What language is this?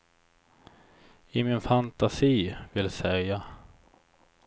Swedish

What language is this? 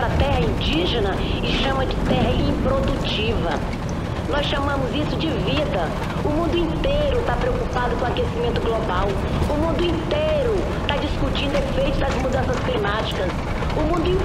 Portuguese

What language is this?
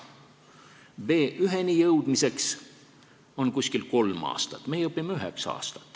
Estonian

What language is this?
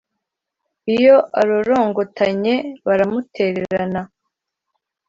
Kinyarwanda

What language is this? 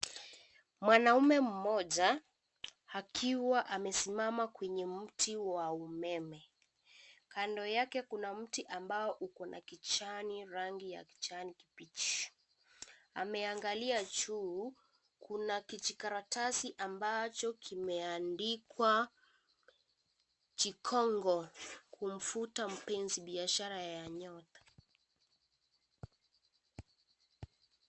Swahili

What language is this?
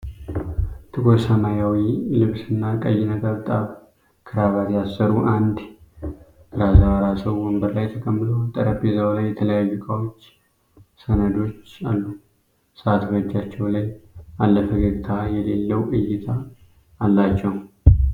Amharic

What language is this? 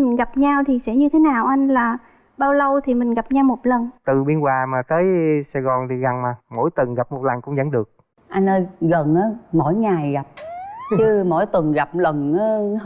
Vietnamese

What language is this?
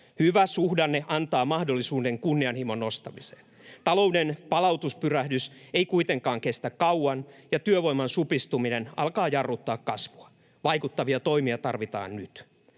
Finnish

